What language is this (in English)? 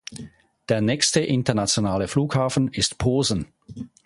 German